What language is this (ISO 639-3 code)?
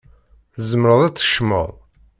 kab